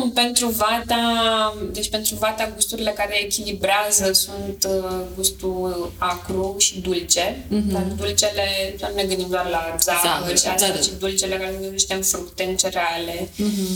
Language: Romanian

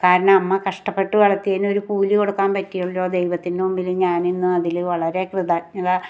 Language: Malayalam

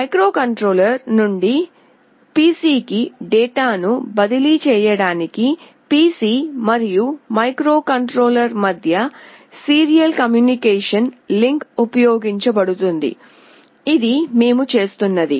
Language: Telugu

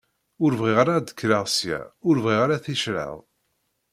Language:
Kabyle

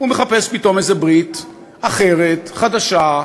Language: Hebrew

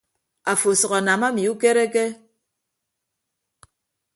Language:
Ibibio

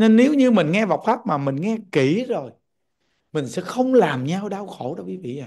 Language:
Vietnamese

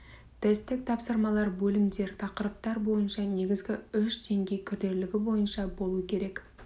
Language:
Kazakh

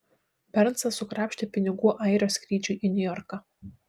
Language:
Lithuanian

